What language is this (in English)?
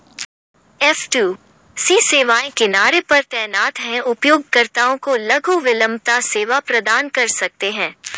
Hindi